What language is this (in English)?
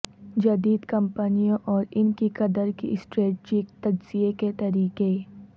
Urdu